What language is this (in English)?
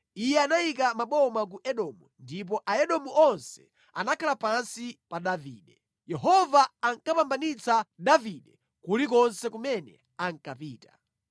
Nyanja